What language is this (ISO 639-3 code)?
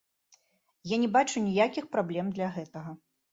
bel